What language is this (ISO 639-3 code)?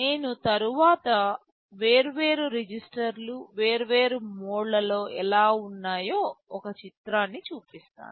tel